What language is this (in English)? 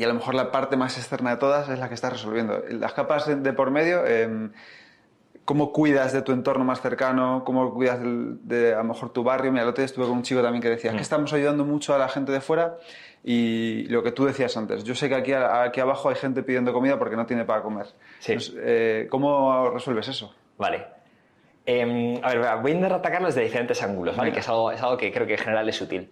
Spanish